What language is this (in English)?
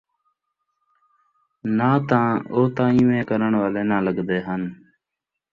Saraiki